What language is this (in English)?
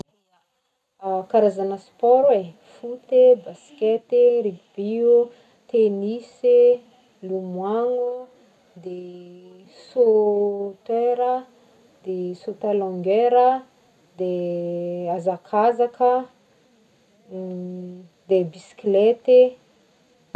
Northern Betsimisaraka Malagasy